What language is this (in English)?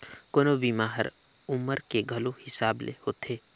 Chhattisgarhi